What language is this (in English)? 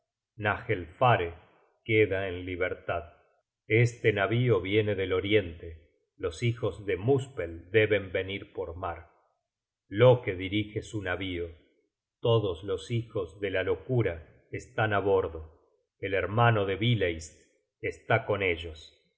Spanish